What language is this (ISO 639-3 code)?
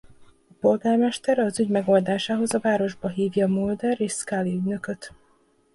hun